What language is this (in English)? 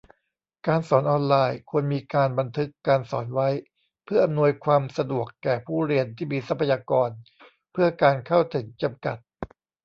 Thai